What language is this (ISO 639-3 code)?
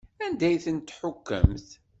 kab